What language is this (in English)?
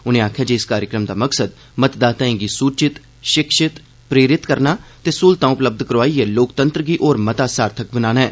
Dogri